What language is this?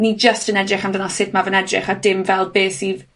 Welsh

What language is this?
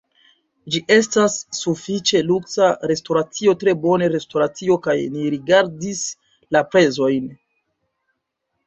Esperanto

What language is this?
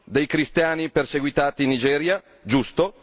Italian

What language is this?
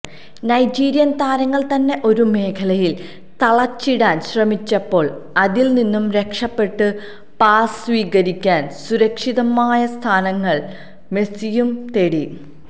Malayalam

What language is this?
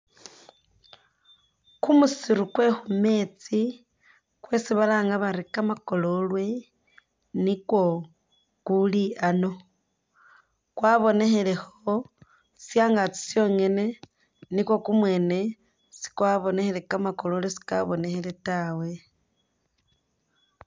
Masaaba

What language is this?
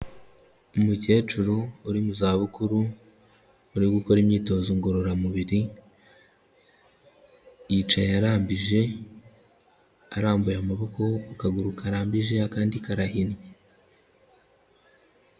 Kinyarwanda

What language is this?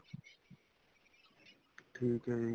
Punjabi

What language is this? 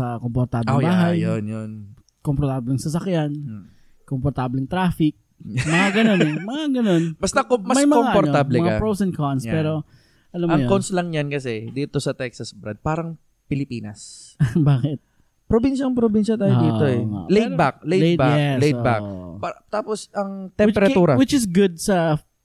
Filipino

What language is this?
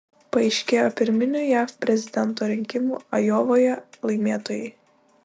Lithuanian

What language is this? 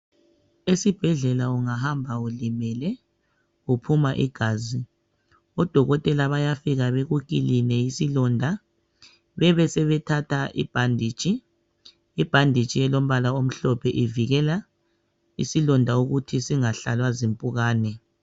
North Ndebele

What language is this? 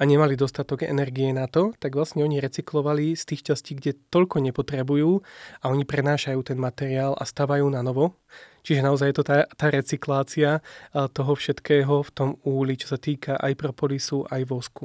Slovak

